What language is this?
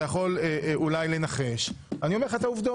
Hebrew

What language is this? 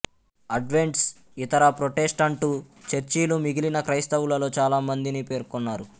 Telugu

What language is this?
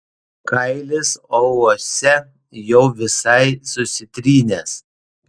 Lithuanian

